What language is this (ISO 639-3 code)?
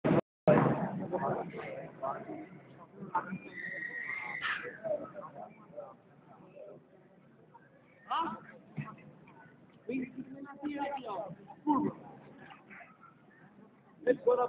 tha